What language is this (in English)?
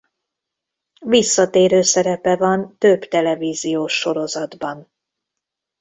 Hungarian